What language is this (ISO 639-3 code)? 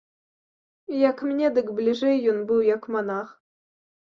bel